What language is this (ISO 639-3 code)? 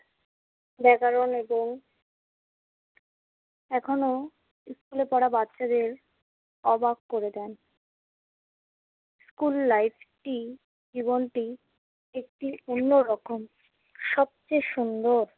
ben